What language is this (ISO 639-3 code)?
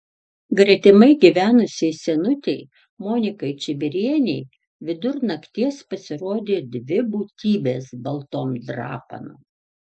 lit